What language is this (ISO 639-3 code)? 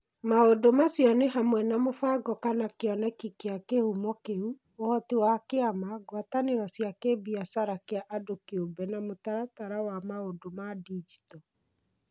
kik